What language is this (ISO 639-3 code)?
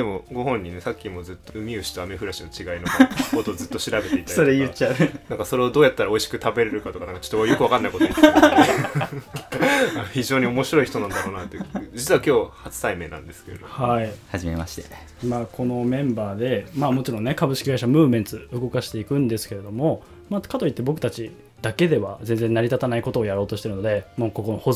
jpn